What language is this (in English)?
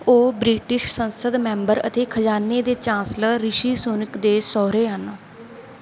Punjabi